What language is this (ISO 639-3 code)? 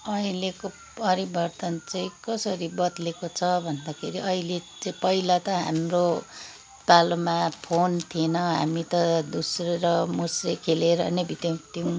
nep